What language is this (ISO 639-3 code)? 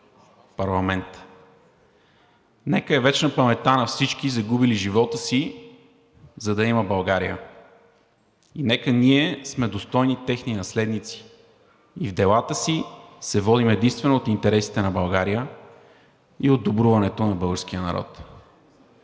bul